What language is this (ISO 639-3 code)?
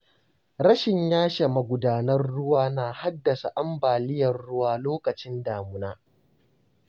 hau